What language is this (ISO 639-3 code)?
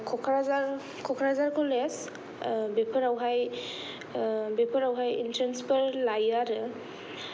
brx